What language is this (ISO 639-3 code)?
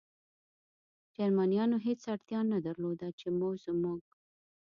pus